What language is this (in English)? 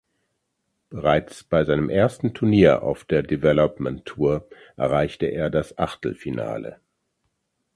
German